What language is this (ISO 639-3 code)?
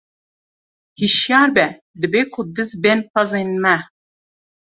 kur